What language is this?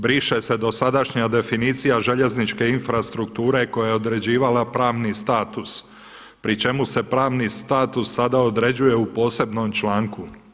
Croatian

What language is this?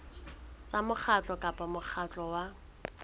Southern Sotho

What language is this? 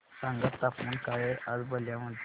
Marathi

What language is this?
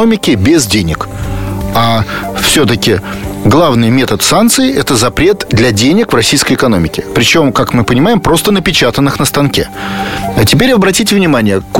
Russian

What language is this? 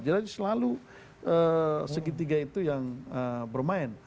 Indonesian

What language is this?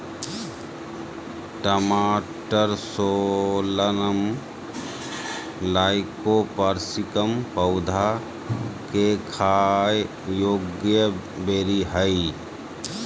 Magahi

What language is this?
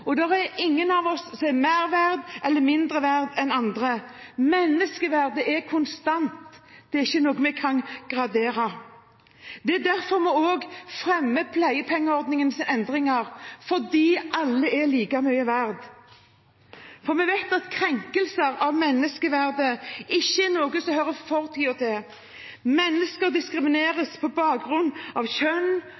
Norwegian Bokmål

